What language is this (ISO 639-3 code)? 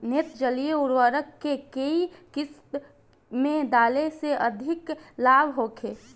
bho